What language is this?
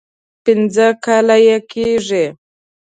Pashto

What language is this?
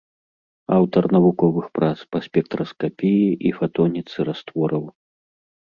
Belarusian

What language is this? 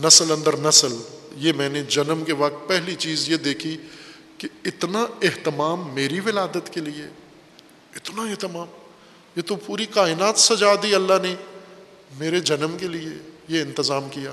Urdu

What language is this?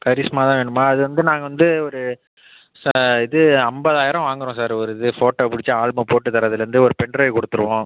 Tamil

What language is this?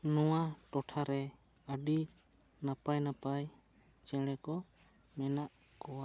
Santali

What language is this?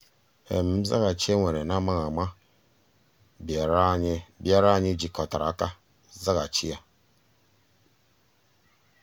Igbo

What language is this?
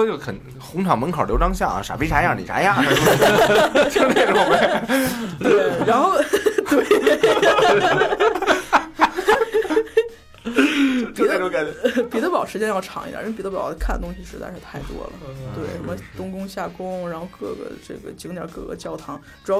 Chinese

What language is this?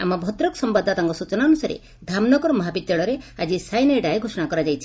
Odia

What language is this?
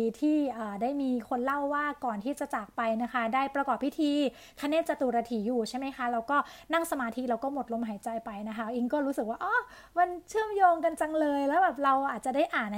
Thai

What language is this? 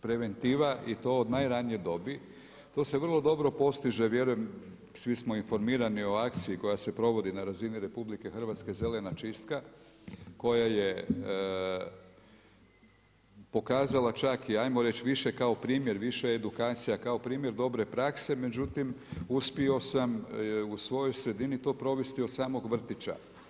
Croatian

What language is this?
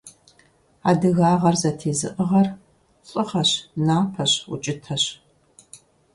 Kabardian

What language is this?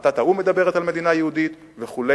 Hebrew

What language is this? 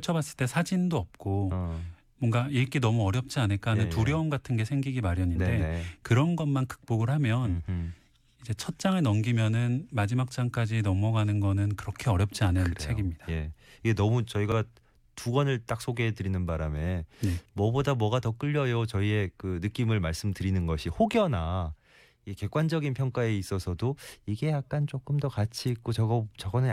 Korean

